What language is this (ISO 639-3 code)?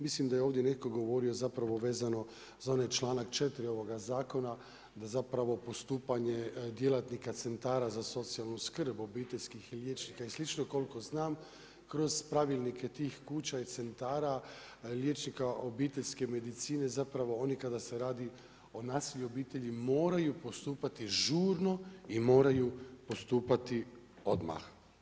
hrv